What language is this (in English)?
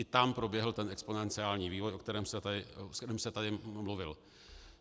Czech